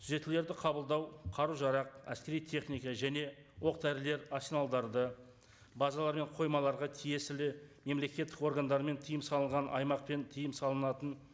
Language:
Kazakh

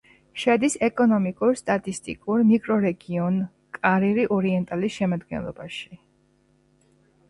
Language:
Georgian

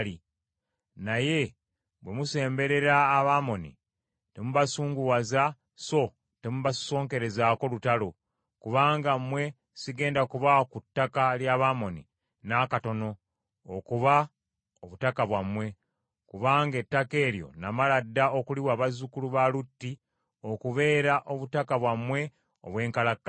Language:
Ganda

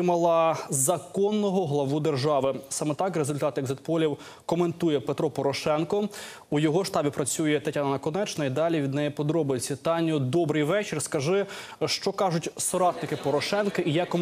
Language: Ukrainian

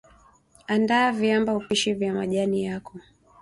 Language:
Swahili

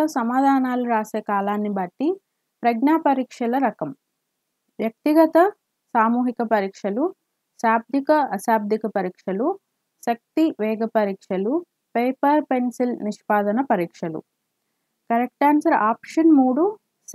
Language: Telugu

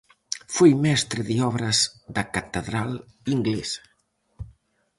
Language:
Galician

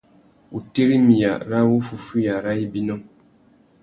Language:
Tuki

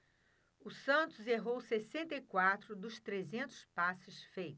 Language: Portuguese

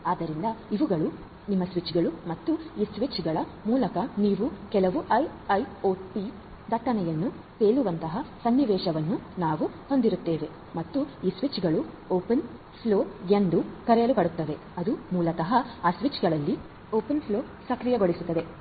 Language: Kannada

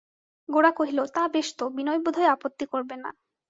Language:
Bangla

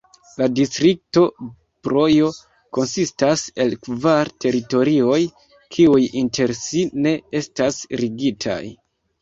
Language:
Esperanto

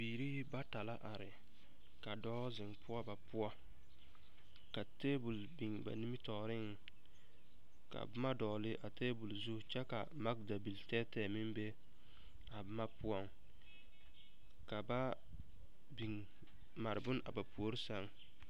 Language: Southern Dagaare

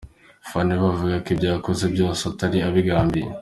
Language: Kinyarwanda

